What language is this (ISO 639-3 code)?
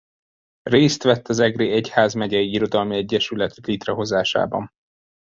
hun